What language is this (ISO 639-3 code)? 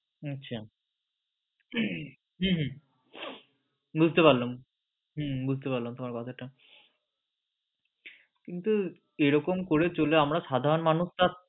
ben